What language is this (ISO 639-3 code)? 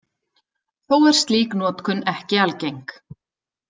isl